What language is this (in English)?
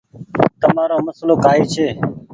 Goaria